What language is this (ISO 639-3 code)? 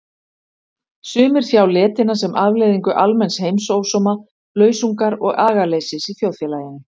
isl